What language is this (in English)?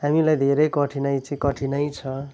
Nepali